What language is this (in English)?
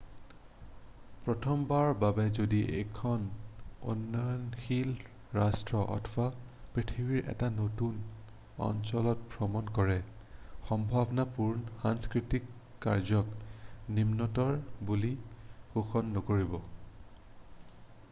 Assamese